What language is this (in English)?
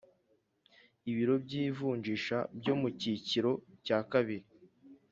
Kinyarwanda